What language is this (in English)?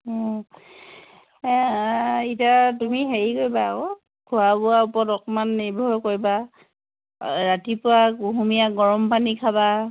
Assamese